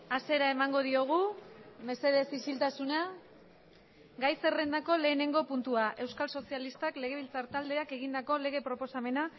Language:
Basque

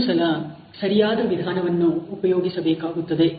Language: Kannada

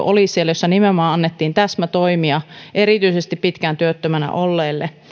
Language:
Finnish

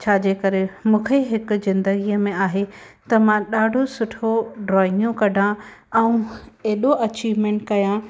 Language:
Sindhi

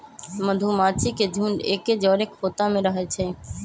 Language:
Magahi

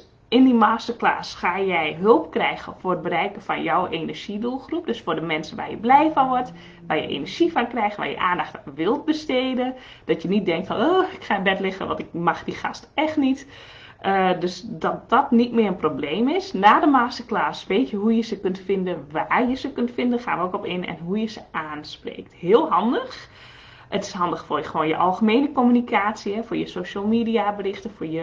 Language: Dutch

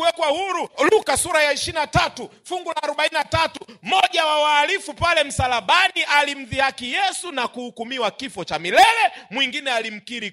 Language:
Swahili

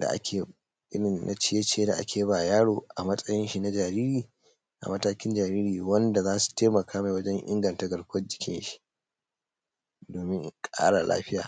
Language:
Hausa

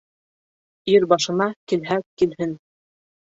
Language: Bashkir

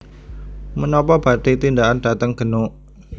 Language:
Javanese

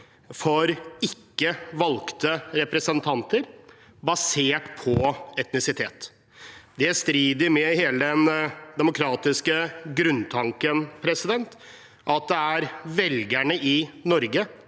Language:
Norwegian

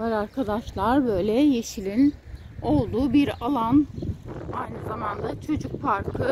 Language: Turkish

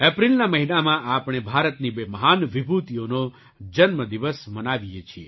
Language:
Gujarati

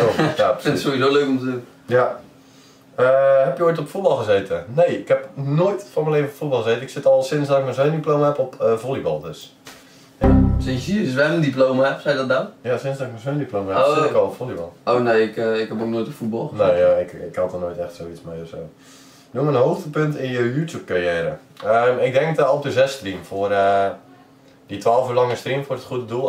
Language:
Dutch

